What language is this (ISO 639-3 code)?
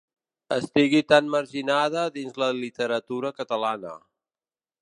cat